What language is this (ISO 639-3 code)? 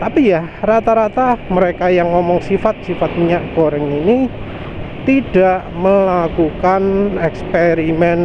ind